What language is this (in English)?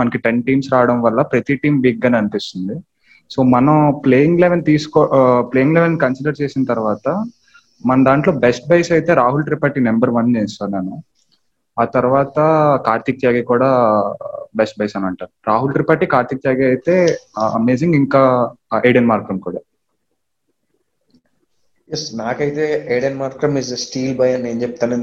Telugu